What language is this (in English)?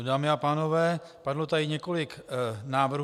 Czech